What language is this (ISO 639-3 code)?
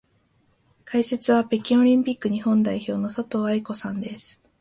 jpn